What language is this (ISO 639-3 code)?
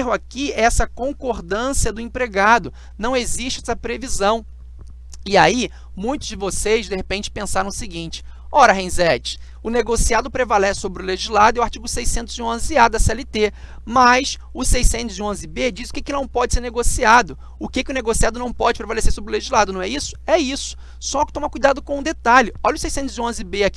por